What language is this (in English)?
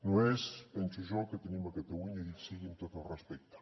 Catalan